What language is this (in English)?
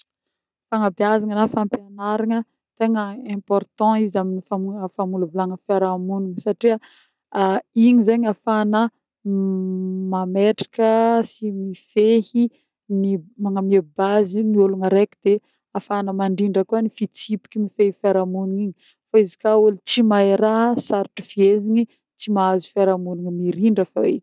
Northern Betsimisaraka Malagasy